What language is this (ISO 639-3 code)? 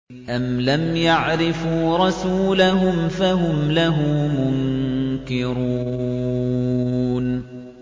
ara